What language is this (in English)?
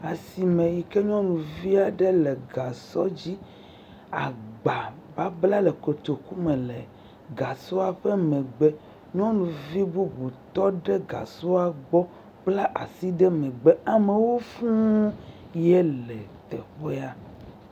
Ewe